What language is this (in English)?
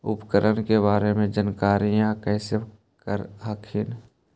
Magahi